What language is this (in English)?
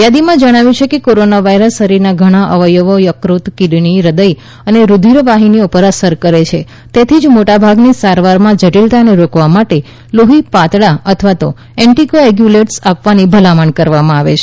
Gujarati